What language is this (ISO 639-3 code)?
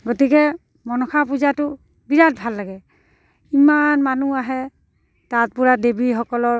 asm